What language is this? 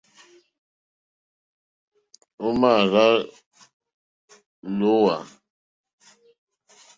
Mokpwe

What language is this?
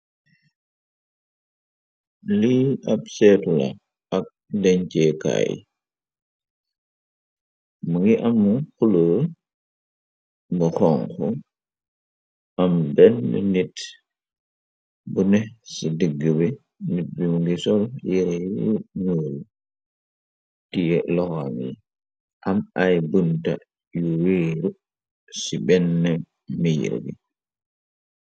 Wolof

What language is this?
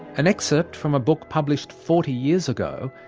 English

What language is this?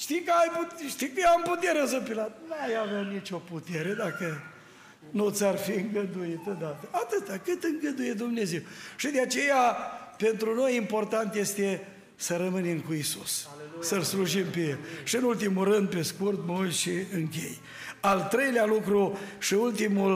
Romanian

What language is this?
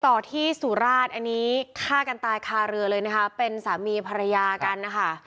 Thai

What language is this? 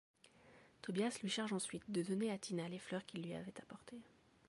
French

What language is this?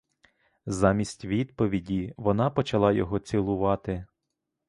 Ukrainian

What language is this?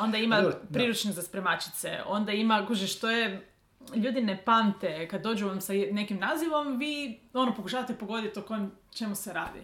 Croatian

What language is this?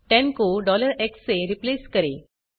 Hindi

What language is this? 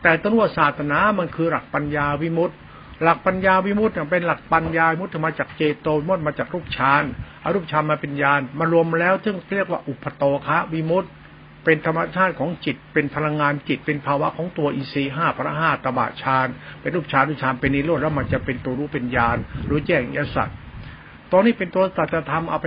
Thai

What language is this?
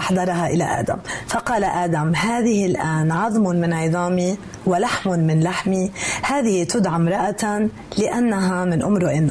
Arabic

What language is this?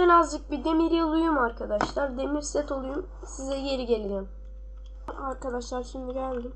Turkish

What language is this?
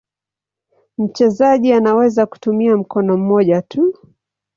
Swahili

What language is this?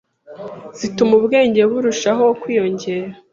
Kinyarwanda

